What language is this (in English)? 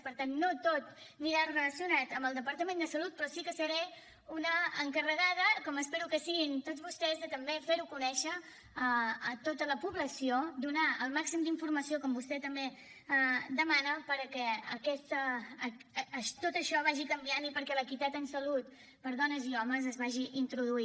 Catalan